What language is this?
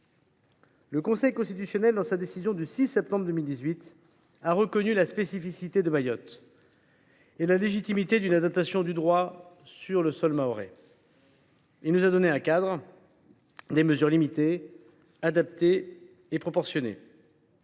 French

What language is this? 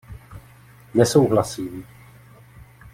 Czech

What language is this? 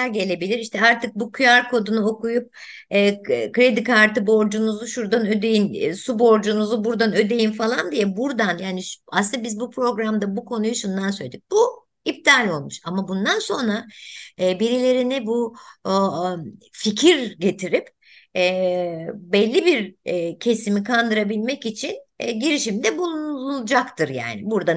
Turkish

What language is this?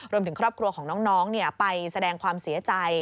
Thai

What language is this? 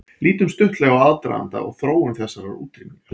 Icelandic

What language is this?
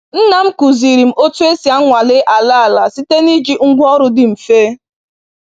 Igbo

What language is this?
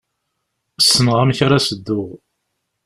Kabyle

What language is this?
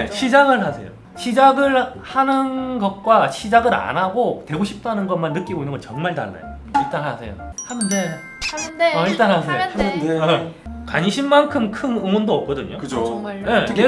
Korean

